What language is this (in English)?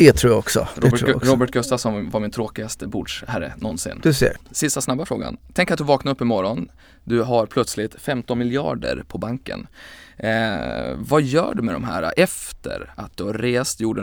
Swedish